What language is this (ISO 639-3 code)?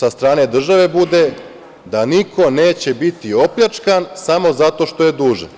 srp